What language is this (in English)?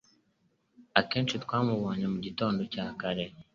Kinyarwanda